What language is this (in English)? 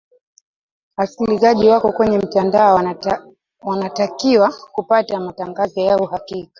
Swahili